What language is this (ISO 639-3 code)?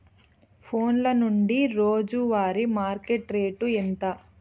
tel